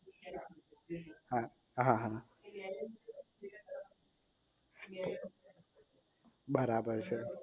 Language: Gujarati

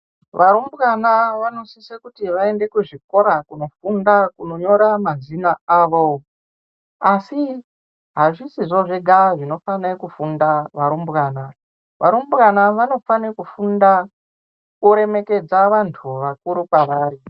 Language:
Ndau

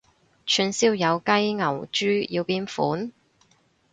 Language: Cantonese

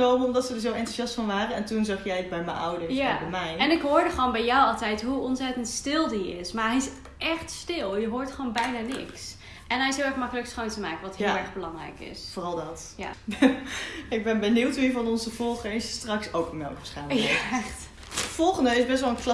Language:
Dutch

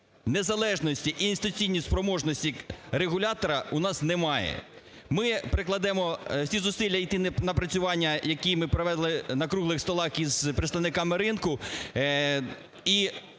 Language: Ukrainian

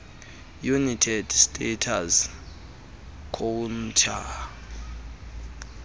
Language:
Xhosa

